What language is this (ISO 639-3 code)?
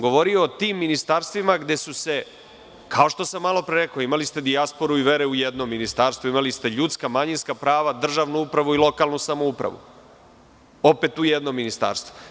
srp